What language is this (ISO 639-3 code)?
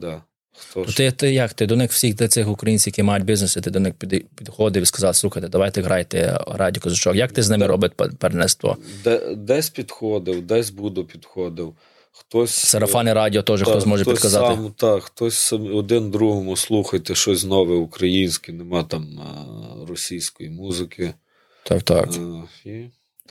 ukr